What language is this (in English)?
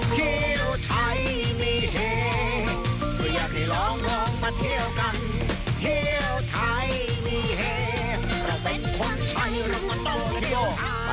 Thai